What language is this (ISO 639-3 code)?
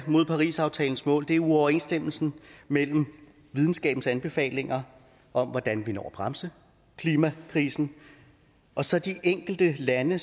dan